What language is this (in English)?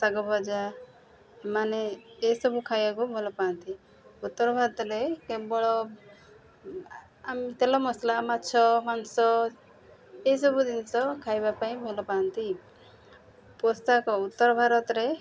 Odia